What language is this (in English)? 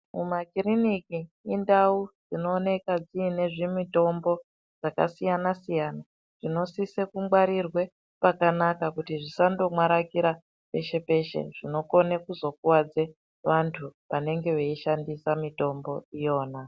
Ndau